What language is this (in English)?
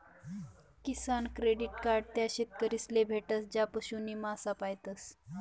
Marathi